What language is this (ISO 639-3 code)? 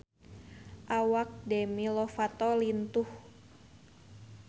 sun